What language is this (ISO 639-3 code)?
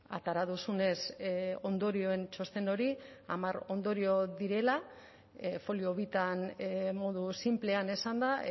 eus